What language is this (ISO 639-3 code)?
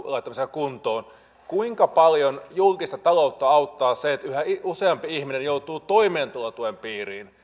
fin